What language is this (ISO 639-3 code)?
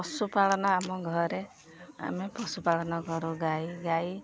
ori